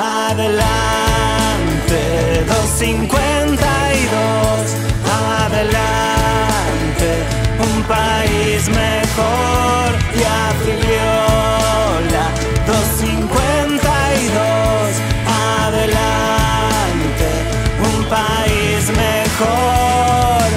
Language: Spanish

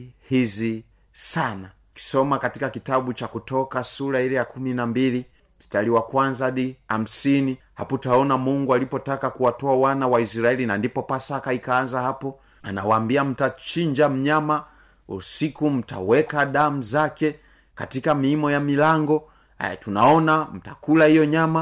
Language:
Swahili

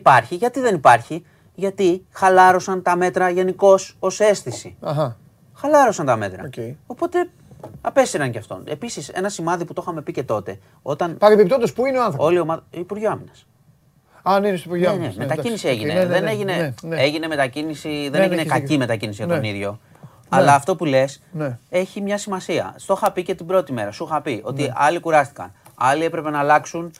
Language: Greek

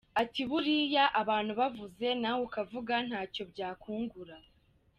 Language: Kinyarwanda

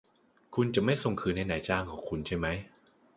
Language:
Thai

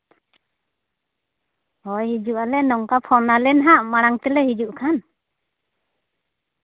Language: Santali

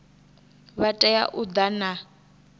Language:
Venda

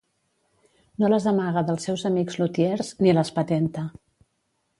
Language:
Catalan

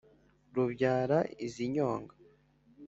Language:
Kinyarwanda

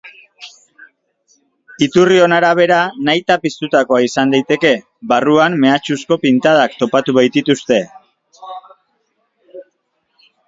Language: Basque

